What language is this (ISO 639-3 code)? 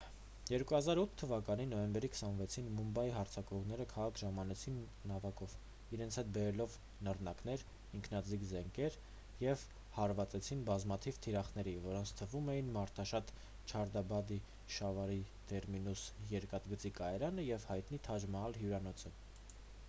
hye